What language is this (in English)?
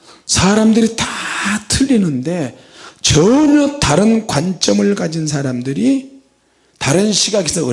Korean